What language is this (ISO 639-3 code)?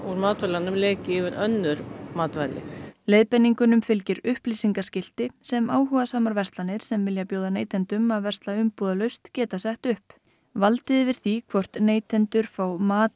isl